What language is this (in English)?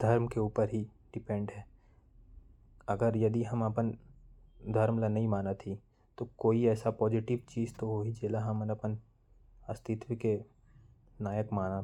Korwa